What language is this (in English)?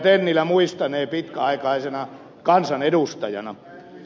Finnish